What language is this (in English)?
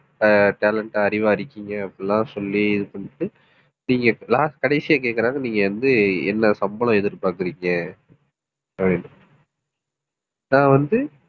Tamil